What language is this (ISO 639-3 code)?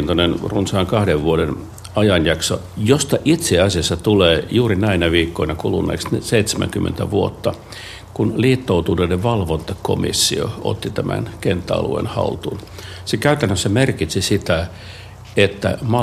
fin